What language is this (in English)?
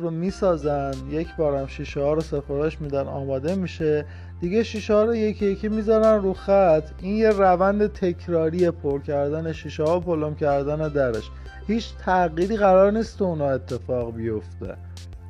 Persian